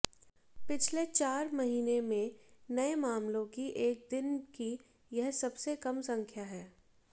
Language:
Hindi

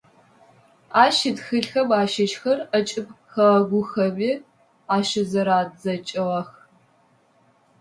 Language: Adyghe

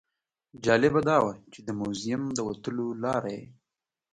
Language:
Pashto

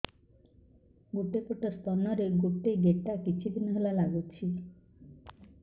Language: Odia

